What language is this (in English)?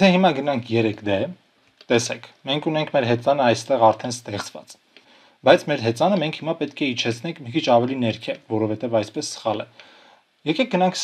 Romanian